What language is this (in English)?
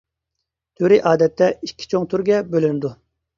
Uyghur